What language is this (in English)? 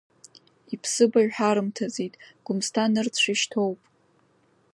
Abkhazian